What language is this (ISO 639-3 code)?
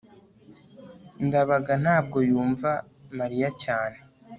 kin